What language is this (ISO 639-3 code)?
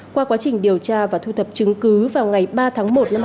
vie